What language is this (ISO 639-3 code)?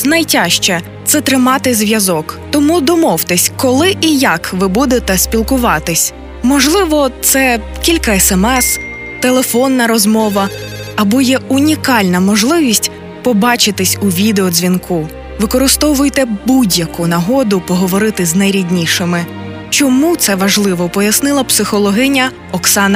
ukr